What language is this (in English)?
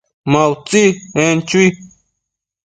Matsés